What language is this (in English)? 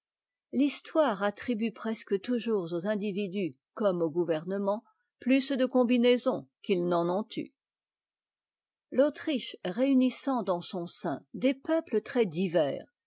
French